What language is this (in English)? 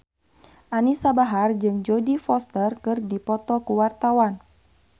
Sundanese